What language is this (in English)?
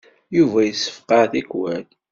Kabyle